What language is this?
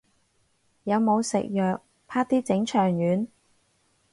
Cantonese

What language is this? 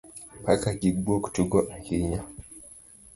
Luo (Kenya and Tanzania)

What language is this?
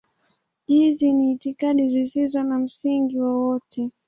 Swahili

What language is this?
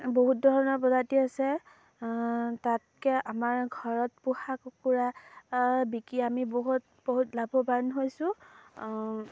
Assamese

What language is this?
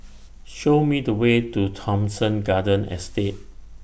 English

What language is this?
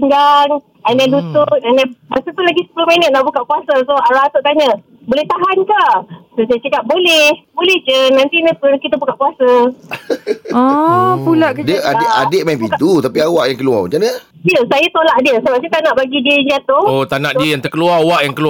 Malay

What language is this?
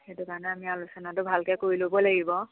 Assamese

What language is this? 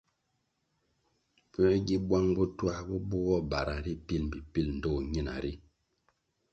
Kwasio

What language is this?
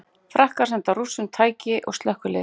Icelandic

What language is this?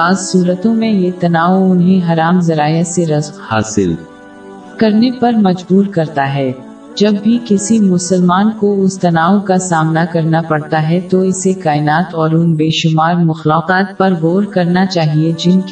Urdu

